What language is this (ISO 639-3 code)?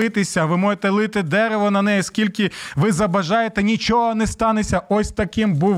ukr